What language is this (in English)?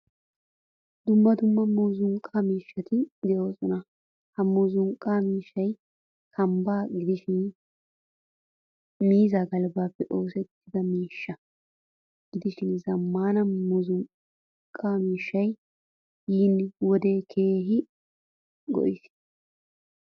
Wolaytta